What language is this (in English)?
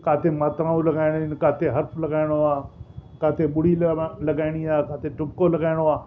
Sindhi